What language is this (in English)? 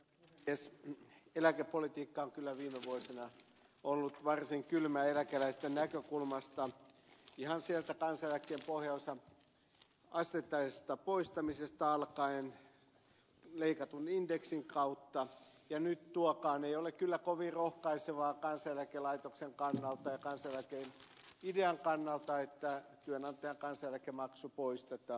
Finnish